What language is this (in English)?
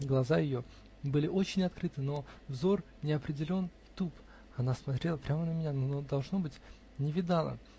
Russian